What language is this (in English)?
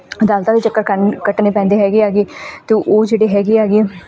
Punjabi